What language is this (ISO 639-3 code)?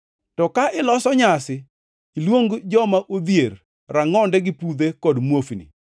luo